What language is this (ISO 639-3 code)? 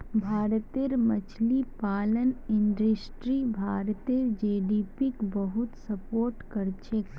mag